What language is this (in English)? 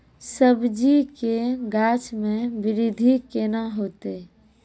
Maithili